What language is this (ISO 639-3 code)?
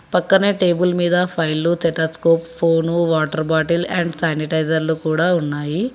tel